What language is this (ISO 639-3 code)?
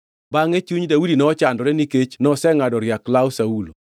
luo